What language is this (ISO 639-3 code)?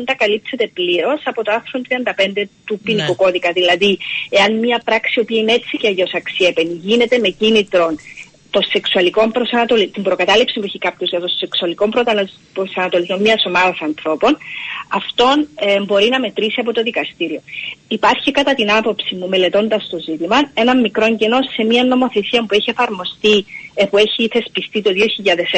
ell